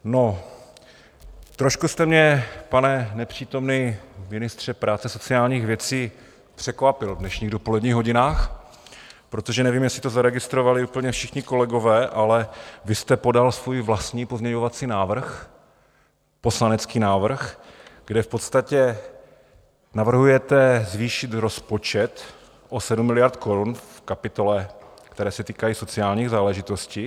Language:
Czech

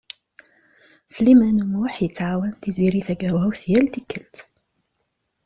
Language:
Kabyle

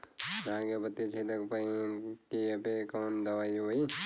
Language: Bhojpuri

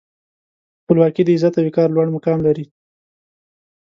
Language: Pashto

